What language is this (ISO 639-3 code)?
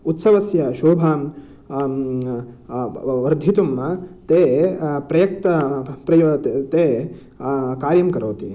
san